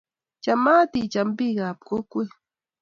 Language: Kalenjin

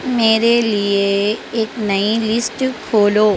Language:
Urdu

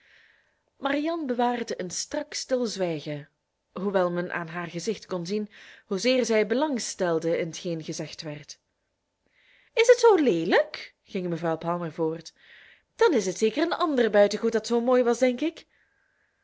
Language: Dutch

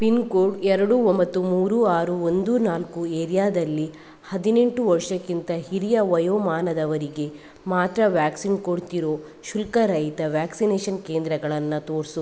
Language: Kannada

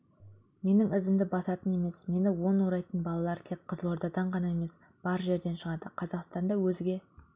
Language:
Kazakh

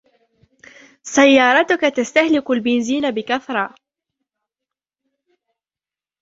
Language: Arabic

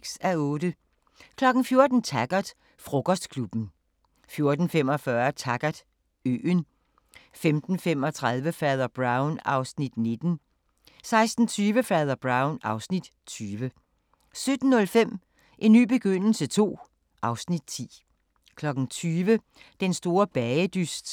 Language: Danish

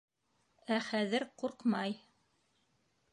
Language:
Bashkir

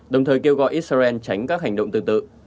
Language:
Vietnamese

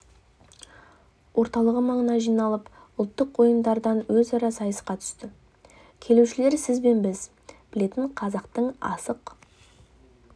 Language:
Kazakh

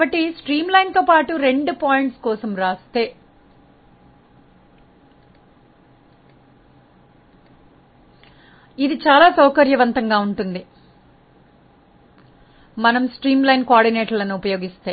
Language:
Telugu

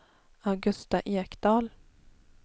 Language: Swedish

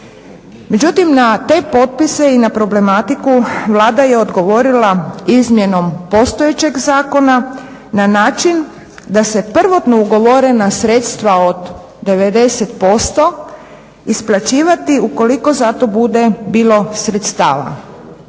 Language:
Croatian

